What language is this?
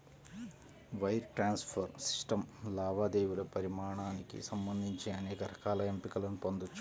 Telugu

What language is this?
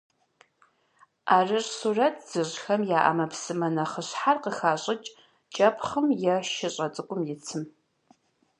Kabardian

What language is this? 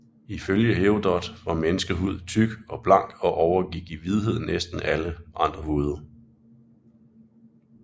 Danish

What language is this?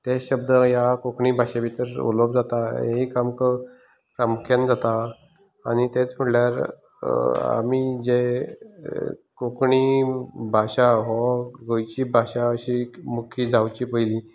Konkani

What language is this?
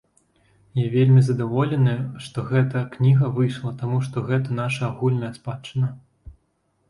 Belarusian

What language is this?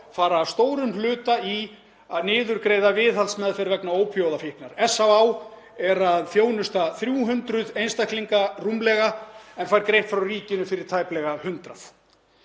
Icelandic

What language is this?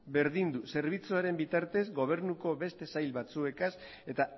Basque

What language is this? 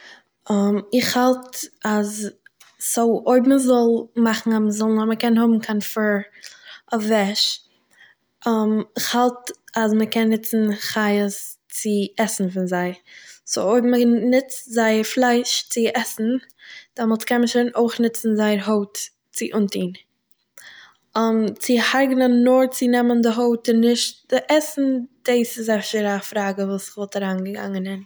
Yiddish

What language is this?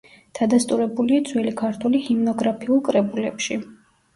Georgian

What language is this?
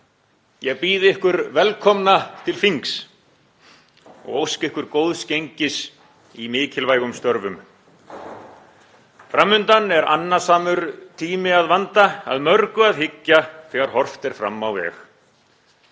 Icelandic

